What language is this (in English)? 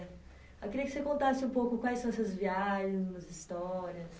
Portuguese